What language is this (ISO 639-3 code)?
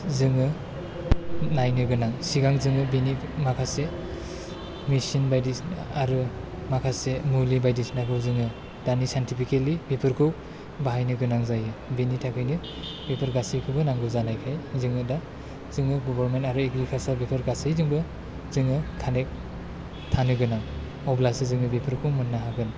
brx